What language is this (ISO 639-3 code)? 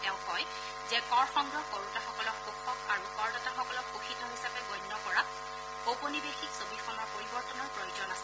asm